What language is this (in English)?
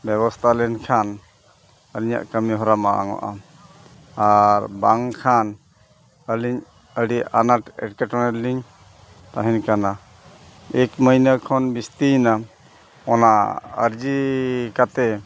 Santali